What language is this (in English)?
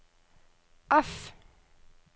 Norwegian